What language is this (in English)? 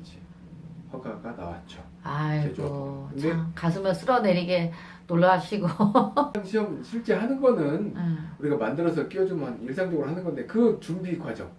Korean